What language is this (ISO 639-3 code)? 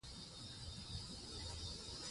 pus